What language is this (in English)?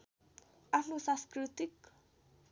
Nepali